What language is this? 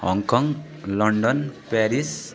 Nepali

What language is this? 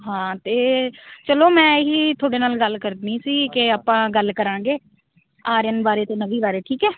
Punjabi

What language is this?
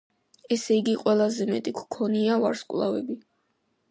Georgian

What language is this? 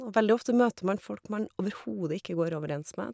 Norwegian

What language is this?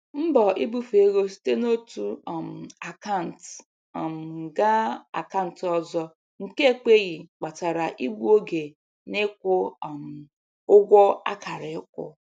Igbo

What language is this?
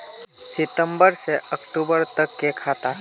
Magahi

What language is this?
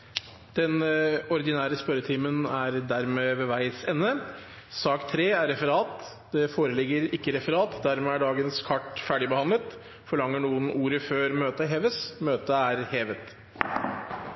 Norwegian Bokmål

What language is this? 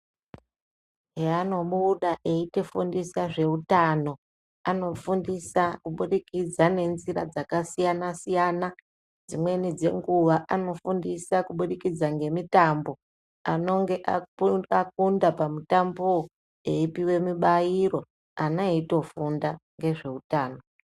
Ndau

